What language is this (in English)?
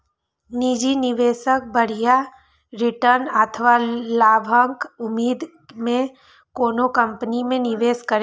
Maithili